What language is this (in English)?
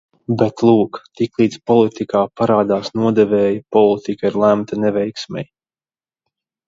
Latvian